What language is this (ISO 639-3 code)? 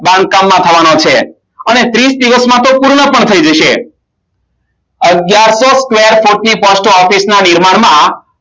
guj